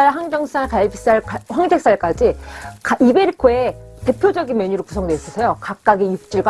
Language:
Korean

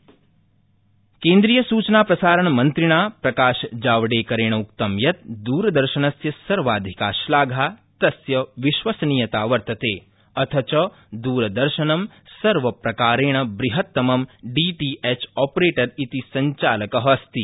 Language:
Sanskrit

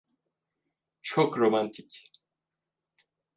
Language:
Turkish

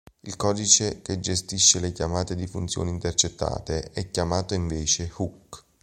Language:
Italian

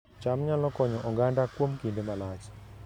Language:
Luo (Kenya and Tanzania)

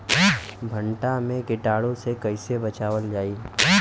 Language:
Bhojpuri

